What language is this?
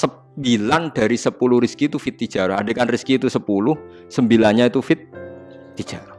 Indonesian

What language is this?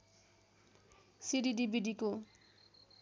Nepali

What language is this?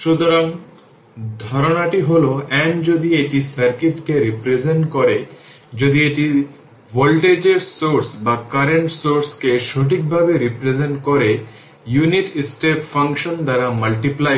Bangla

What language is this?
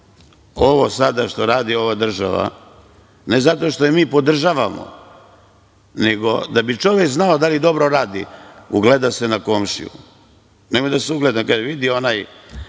Serbian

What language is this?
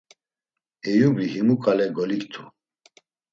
Laz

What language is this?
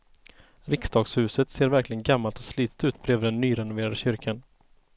Swedish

